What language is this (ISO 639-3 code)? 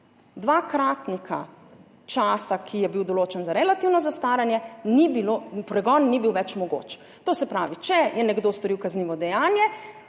slv